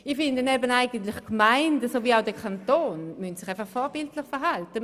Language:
Swiss German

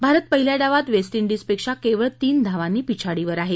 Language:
Marathi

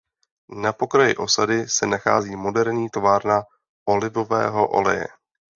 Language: Czech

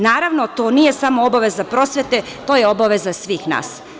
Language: Serbian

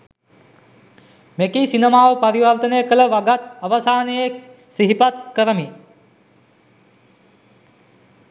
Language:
Sinhala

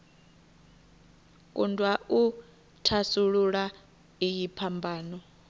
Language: Venda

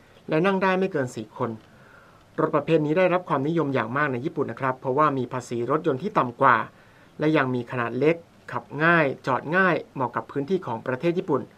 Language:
Thai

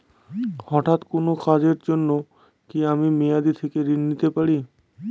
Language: Bangla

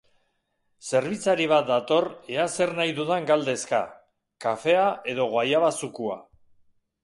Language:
Basque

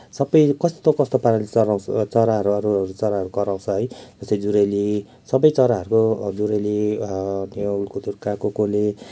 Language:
Nepali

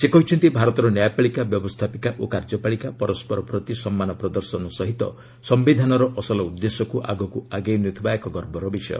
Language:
Odia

